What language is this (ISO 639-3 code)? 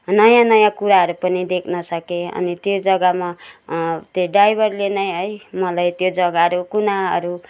nep